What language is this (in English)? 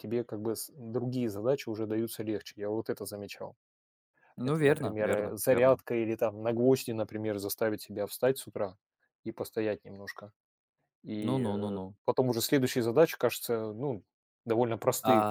Russian